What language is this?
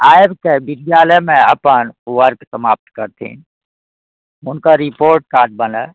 Maithili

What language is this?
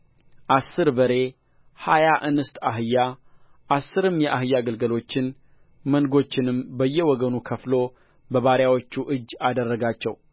Amharic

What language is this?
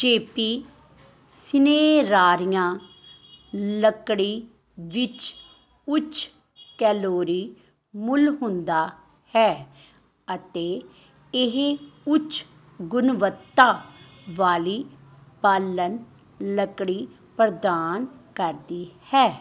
Punjabi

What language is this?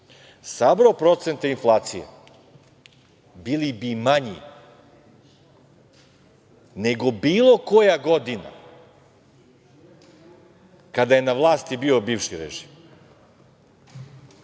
Serbian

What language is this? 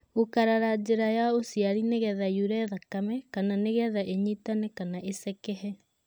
Kikuyu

